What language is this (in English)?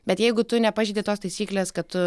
Lithuanian